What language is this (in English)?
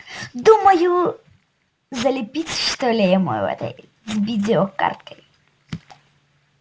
Russian